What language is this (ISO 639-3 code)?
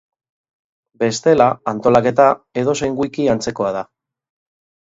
eus